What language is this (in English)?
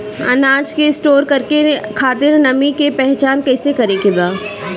Bhojpuri